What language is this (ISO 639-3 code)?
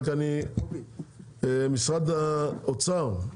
heb